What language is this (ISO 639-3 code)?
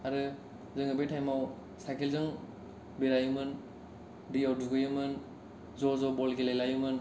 brx